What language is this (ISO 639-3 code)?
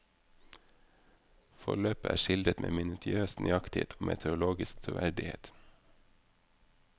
nor